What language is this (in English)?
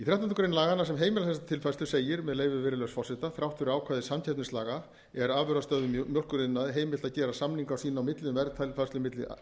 Icelandic